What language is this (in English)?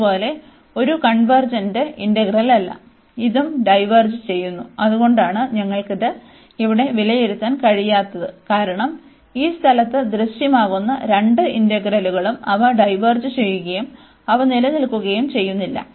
Malayalam